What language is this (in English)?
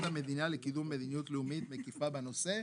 Hebrew